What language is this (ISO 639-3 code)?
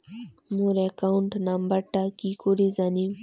ben